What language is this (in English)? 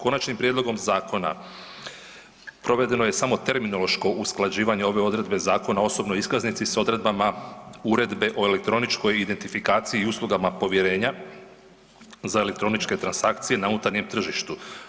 Croatian